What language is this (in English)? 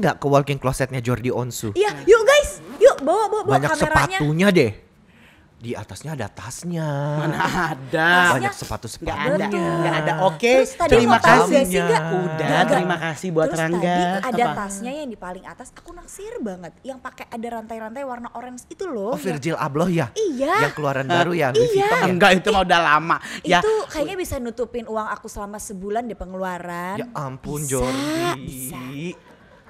Indonesian